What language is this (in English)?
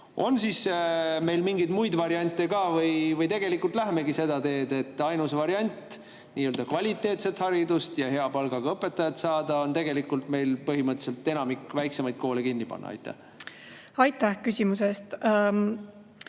Estonian